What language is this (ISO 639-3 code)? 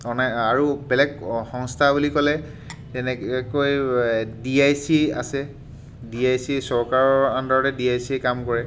asm